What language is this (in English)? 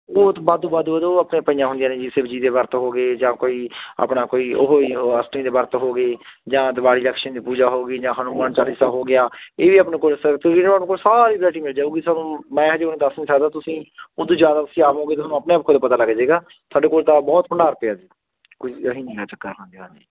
Punjabi